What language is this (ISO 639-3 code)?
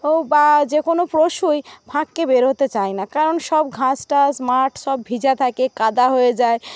ben